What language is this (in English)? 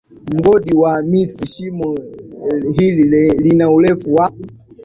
Swahili